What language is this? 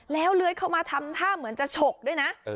Thai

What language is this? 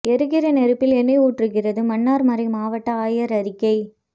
Tamil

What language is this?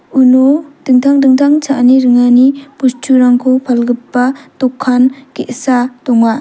Garo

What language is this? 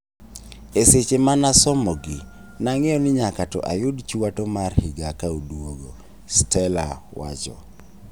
Luo (Kenya and Tanzania)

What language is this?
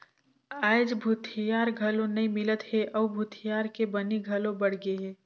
Chhattisgarhi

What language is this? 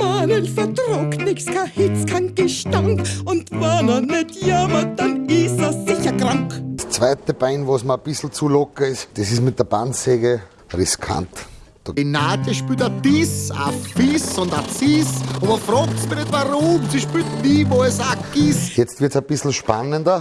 German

